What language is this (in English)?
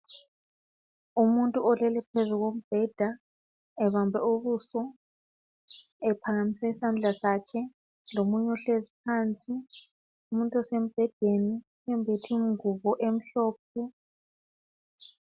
North Ndebele